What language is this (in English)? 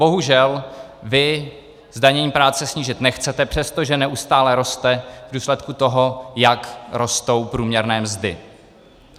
Czech